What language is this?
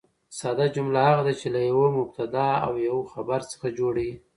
Pashto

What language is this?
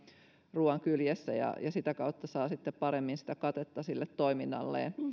Finnish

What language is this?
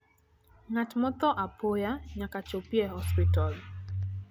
Luo (Kenya and Tanzania)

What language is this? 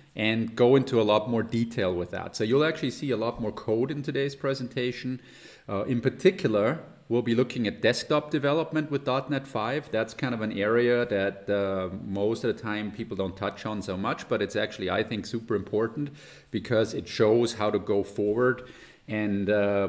English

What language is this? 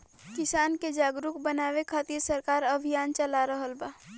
Bhojpuri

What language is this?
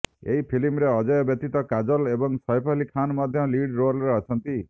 Odia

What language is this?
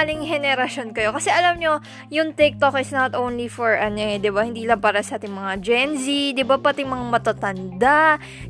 Filipino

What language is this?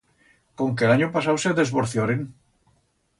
Aragonese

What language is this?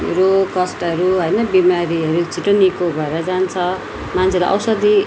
Nepali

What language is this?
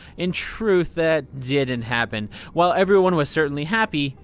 English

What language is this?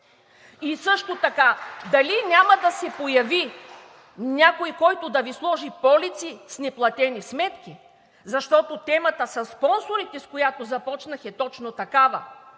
Bulgarian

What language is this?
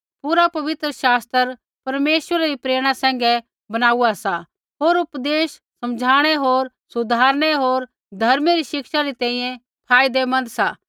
Kullu Pahari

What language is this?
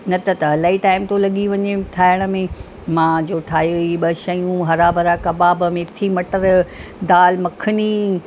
Sindhi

